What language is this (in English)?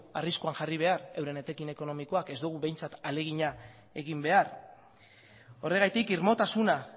Basque